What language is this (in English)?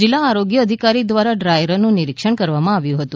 Gujarati